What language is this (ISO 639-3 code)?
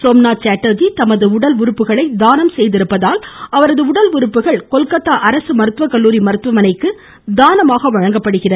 tam